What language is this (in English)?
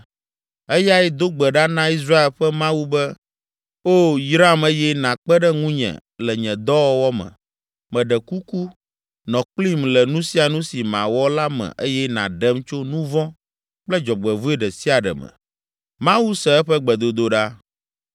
Ewe